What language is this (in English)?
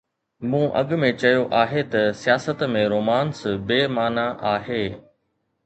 Sindhi